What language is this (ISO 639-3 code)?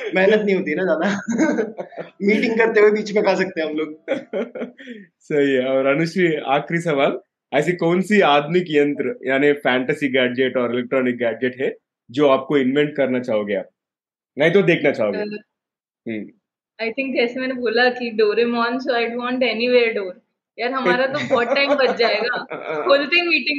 hin